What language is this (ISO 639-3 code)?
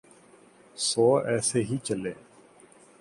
urd